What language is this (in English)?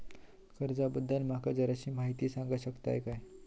Marathi